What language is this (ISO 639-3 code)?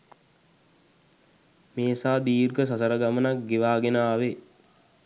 sin